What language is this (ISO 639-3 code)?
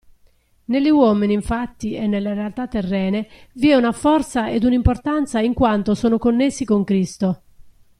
ita